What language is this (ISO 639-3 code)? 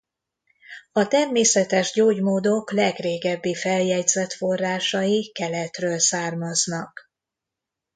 hun